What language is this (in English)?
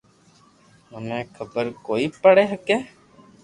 Loarki